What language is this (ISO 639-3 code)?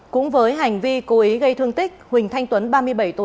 vie